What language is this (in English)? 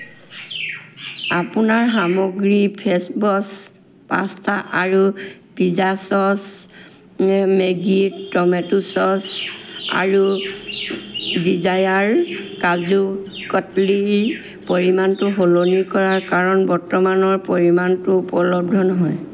Assamese